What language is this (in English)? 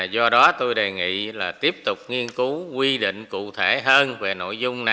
Vietnamese